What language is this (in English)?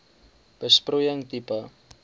Afrikaans